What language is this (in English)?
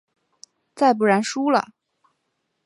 Chinese